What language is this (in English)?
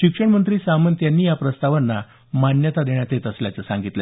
Marathi